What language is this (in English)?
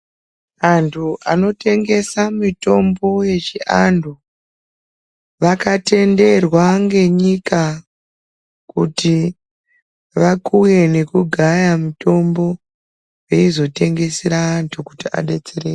Ndau